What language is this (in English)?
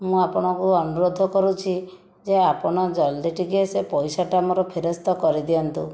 Odia